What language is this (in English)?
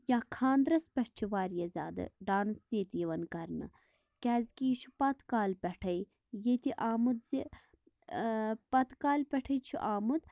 Kashmiri